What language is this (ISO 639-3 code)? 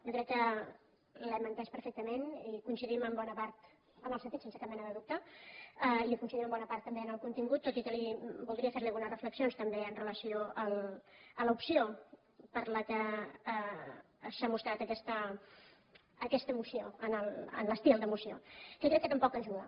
cat